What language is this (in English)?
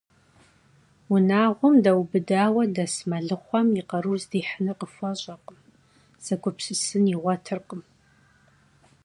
Kabardian